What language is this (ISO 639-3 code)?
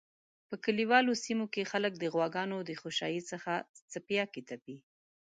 pus